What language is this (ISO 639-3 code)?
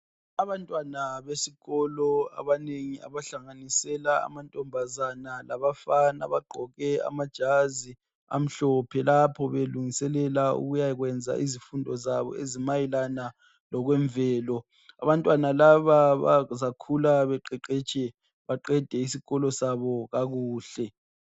nde